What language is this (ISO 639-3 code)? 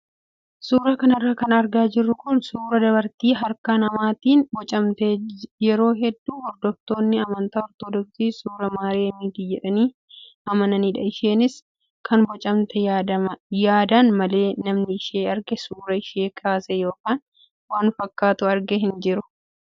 orm